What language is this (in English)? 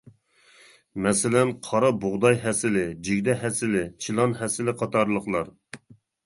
Uyghur